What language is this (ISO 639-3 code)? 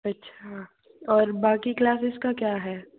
hin